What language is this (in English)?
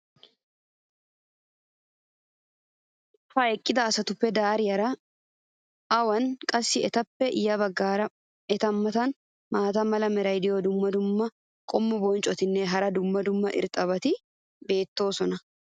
Wolaytta